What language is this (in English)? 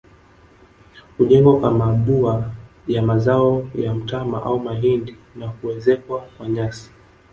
Swahili